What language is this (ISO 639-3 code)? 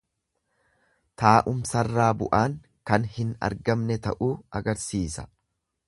orm